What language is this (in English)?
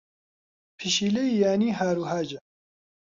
Central Kurdish